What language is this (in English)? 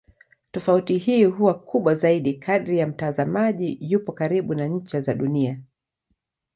Swahili